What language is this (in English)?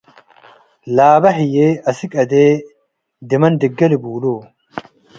Tigre